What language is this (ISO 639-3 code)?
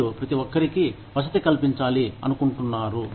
tel